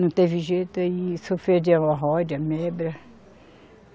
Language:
Portuguese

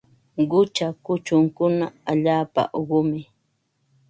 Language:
Ambo-Pasco Quechua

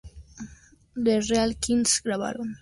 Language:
Spanish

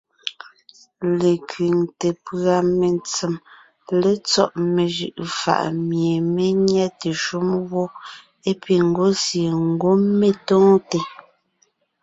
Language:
Ngiemboon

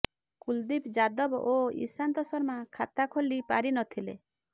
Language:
Odia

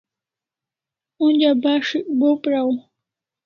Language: Kalasha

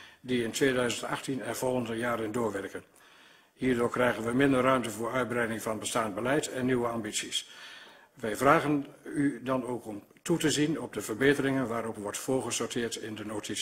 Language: Dutch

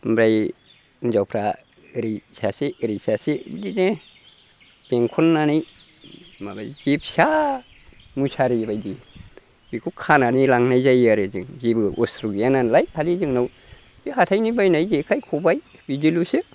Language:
Bodo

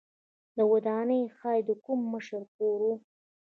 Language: Pashto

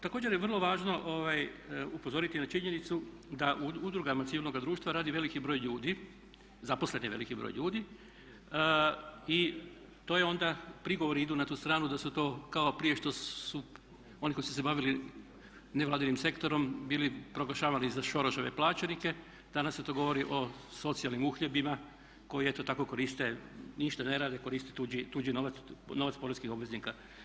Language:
Croatian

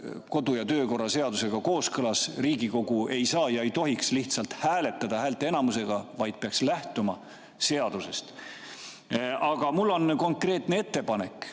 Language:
Estonian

